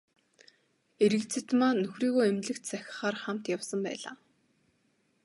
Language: Mongolian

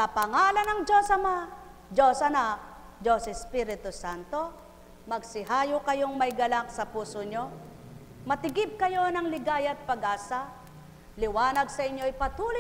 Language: Filipino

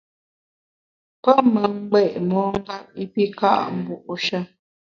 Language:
Bamun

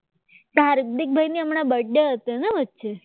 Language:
Gujarati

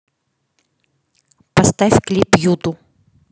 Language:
Russian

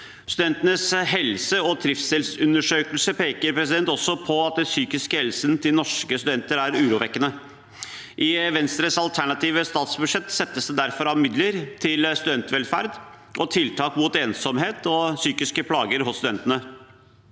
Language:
Norwegian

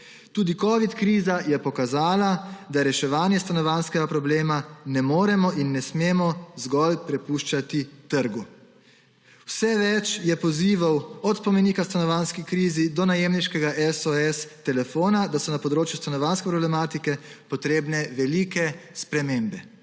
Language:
Slovenian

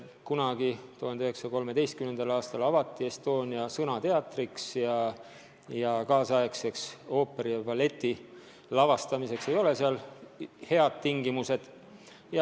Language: Estonian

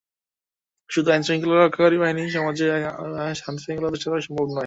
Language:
Bangla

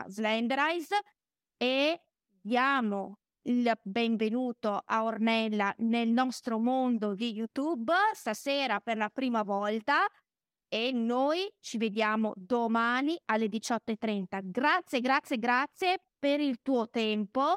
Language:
Italian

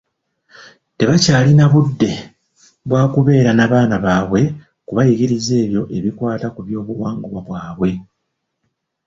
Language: Ganda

